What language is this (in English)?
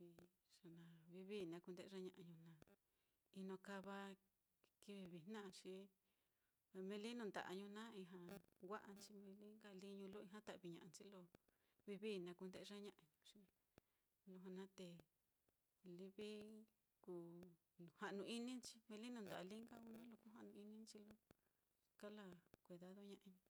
Mitlatongo Mixtec